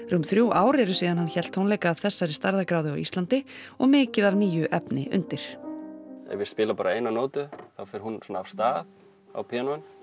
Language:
Icelandic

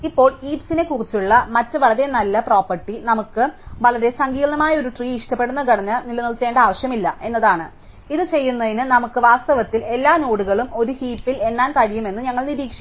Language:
Malayalam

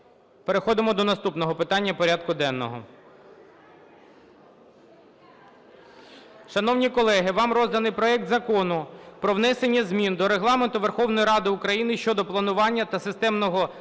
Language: Ukrainian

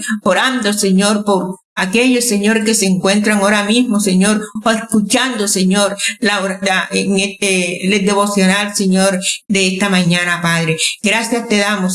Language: Spanish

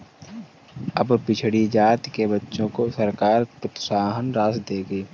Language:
Hindi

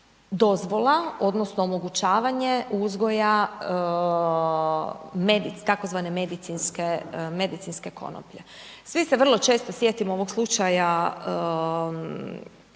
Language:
Croatian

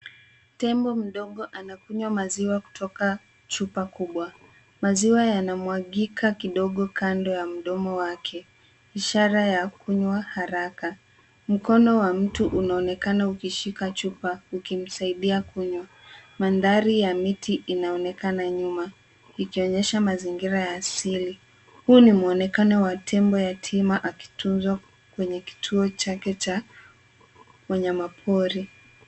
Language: Swahili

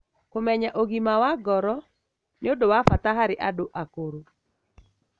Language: Kikuyu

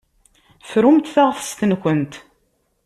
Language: Kabyle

